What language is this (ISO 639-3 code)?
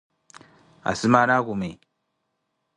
eko